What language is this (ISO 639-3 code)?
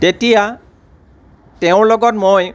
asm